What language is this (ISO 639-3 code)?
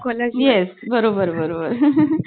mar